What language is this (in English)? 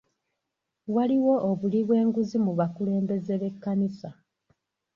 Ganda